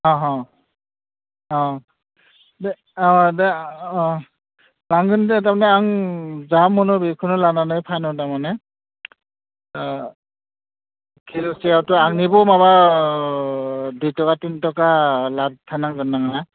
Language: Bodo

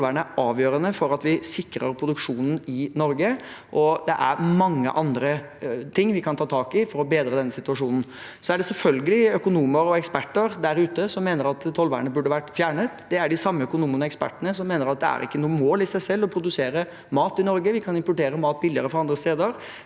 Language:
Norwegian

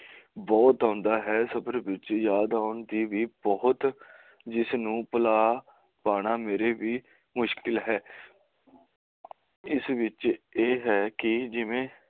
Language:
Punjabi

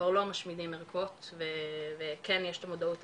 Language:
Hebrew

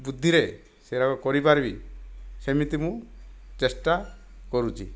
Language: Odia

